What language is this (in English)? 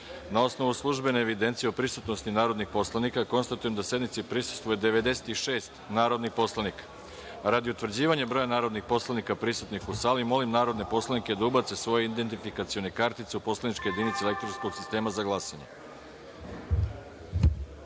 Serbian